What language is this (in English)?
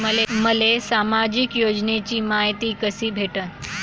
Marathi